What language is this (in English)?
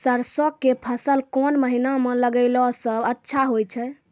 Maithili